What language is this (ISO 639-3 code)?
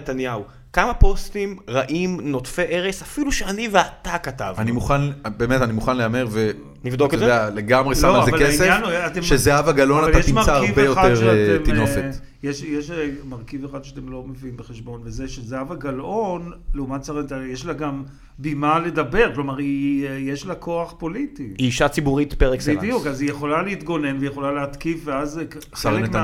heb